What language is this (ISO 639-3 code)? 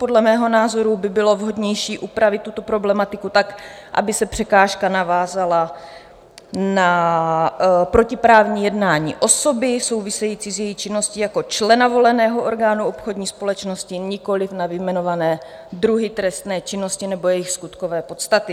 ces